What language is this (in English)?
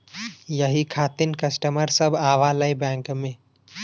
Bhojpuri